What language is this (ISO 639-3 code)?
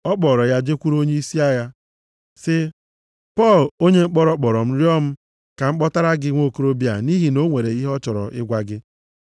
ibo